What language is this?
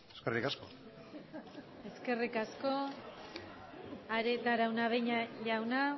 Basque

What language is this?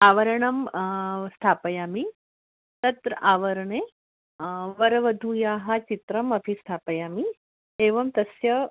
Sanskrit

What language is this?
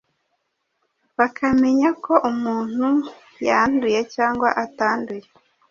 Kinyarwanda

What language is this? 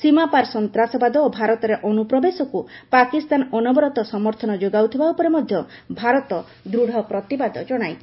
Odia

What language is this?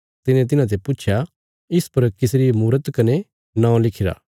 Bilaspuri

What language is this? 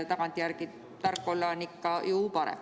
Estonian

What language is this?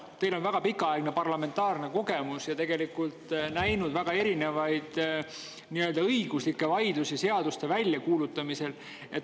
Estonian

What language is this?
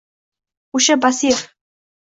Uzbek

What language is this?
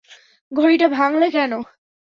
Bangla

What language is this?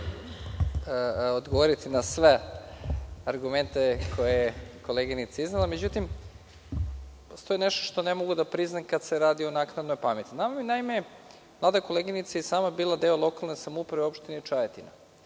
Serbian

